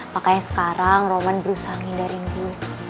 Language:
Indonesian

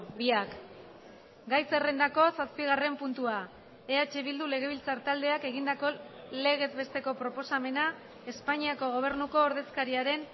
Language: Basque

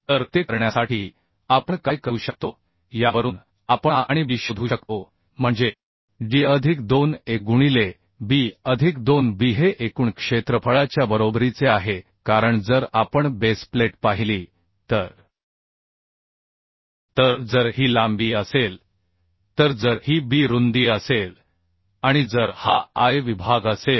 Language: Marathi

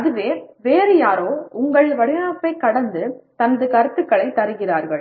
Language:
Tamil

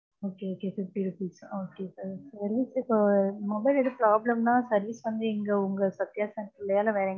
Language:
Tamil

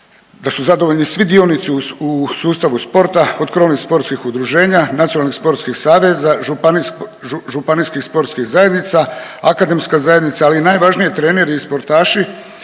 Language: Croatian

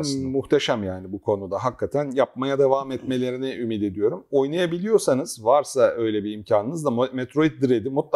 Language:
Turkish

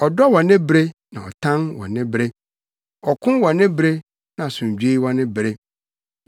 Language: Akan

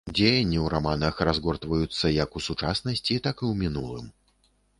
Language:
Belarusian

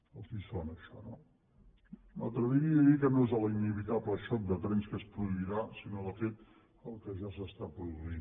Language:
Catalan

